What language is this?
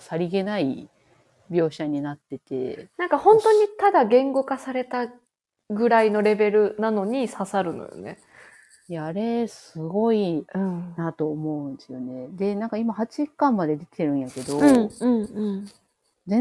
Japanese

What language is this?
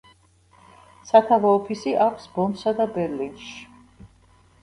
Georgian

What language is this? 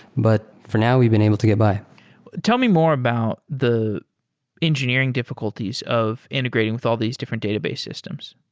English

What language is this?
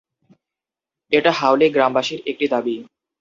Bangla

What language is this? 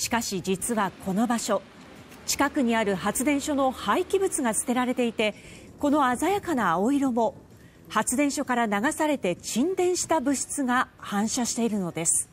Japanese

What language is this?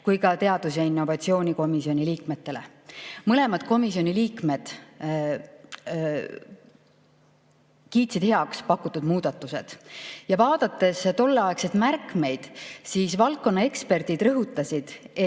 Estonian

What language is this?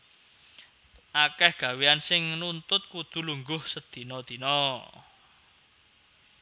Javanese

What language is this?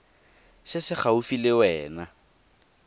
Tswana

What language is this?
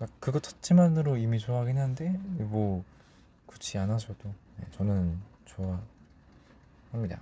Korean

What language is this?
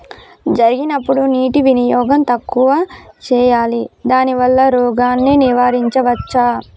Telugu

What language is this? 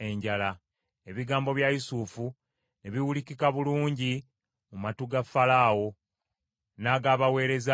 Ganda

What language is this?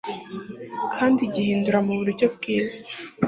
Kinyarwanda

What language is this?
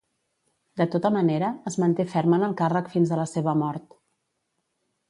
Catalan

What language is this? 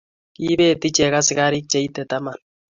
Kalenjin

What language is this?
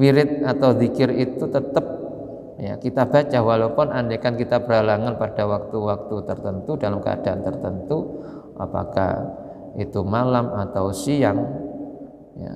Indonesian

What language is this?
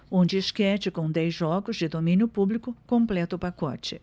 Portuguese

